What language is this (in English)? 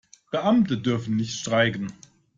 German